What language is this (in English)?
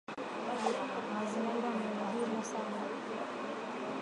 Swahili